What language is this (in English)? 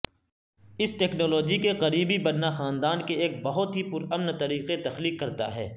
Urdu